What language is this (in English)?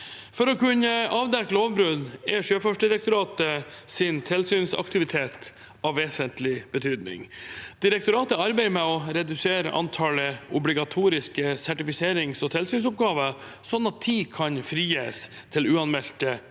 Norwegian